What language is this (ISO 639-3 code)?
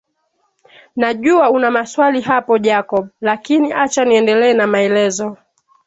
swa